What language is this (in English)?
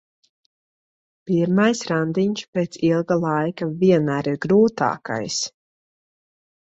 Latvian